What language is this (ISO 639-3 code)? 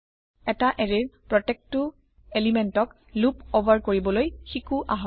asm